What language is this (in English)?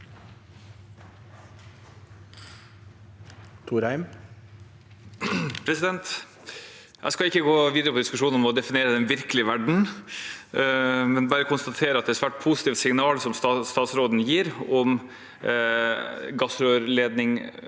Norwegian